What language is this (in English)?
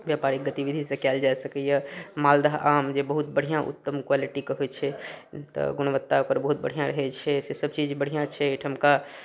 Maithili